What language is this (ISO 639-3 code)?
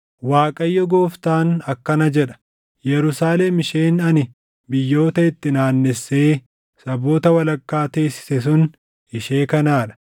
orm